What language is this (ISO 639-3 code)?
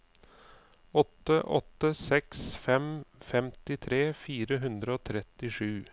nor